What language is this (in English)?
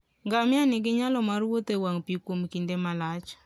Luo (Kenya and Tanzania)